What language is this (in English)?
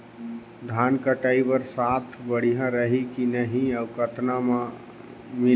Chhattisgarhi